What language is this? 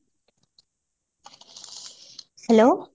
Odia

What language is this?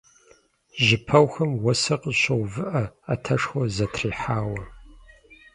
Kabardian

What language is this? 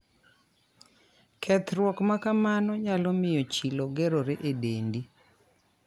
Luo (Kenya and Tanzania)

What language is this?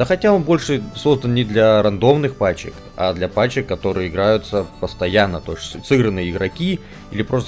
Russian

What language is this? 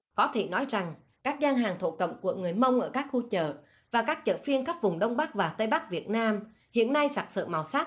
Vietnamese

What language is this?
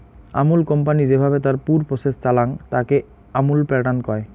Bangla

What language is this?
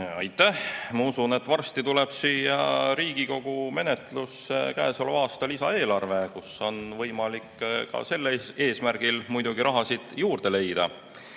Estonian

